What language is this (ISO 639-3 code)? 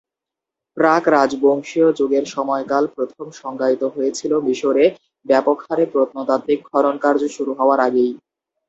ben